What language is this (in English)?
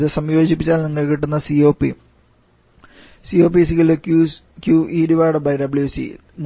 Malayalam